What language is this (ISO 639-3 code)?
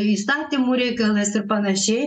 lit